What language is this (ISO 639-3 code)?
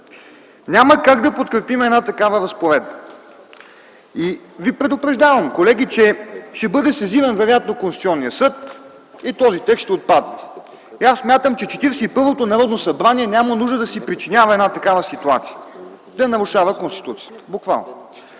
bul